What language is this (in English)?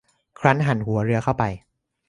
Thai